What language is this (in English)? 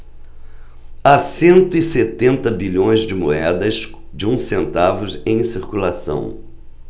Portuguese